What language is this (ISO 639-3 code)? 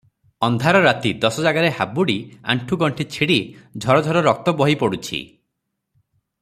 ori